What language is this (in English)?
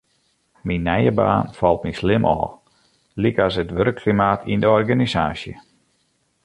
Western Frisian